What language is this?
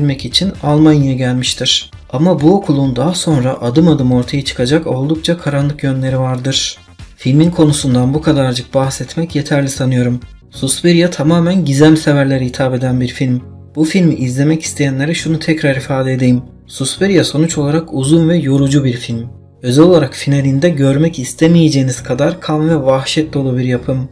Turkish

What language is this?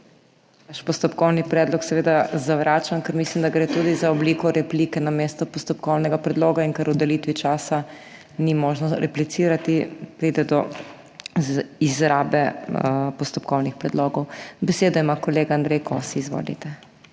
Slovenian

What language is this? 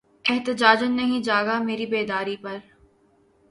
Urdu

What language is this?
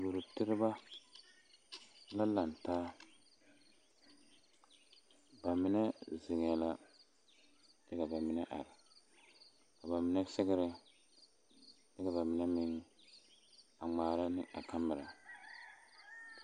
Southern Dagaare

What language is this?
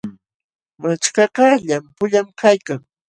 Jauja Wanca Quechua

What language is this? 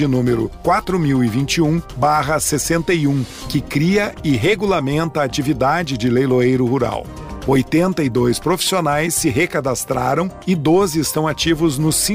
Portuguese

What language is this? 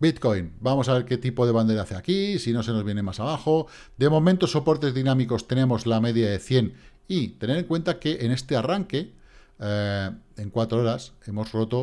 Spanish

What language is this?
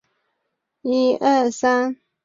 Chinese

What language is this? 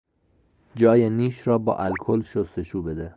Persian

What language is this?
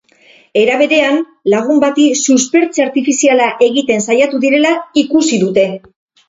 Basque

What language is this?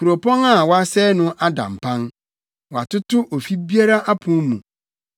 Akan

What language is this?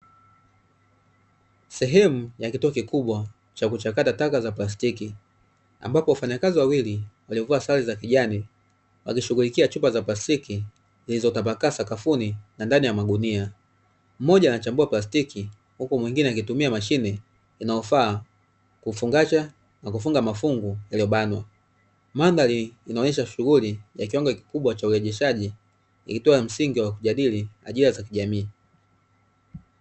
Swahili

